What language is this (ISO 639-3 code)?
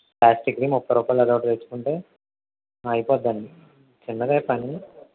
tel